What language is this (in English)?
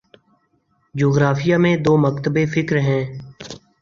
Urdu